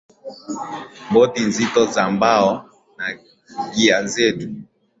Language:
Swahili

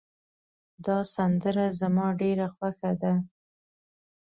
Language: Pashto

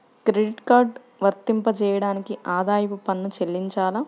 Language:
Telugu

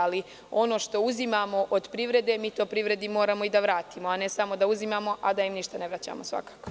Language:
Serbian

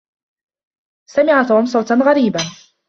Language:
Arabic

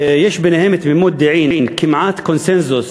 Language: Hebrew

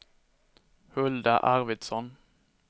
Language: Swedish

